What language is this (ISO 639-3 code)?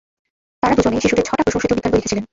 ben